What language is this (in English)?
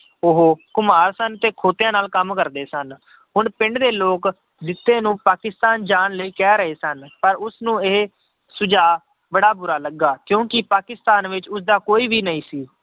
Punjabi